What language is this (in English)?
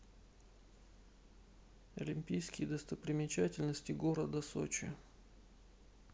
Russian